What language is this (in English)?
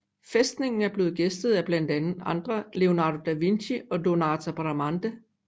Danish